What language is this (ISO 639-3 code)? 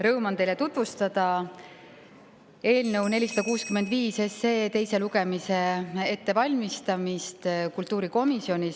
est